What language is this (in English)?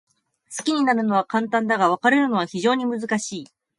Japanese